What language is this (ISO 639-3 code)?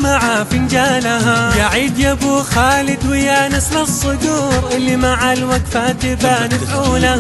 ara